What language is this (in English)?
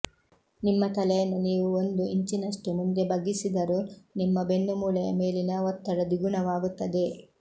Kannada